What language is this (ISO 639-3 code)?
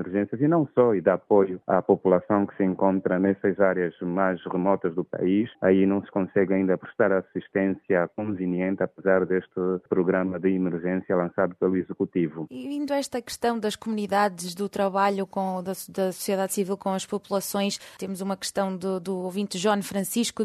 por